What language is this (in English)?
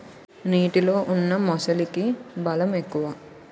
Telugu